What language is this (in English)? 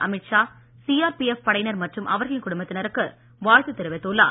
Tamil